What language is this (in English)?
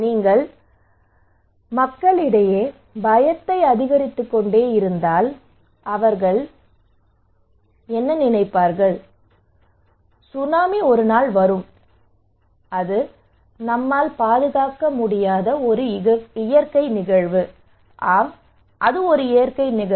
Tamil